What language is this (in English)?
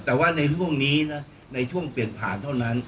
Thai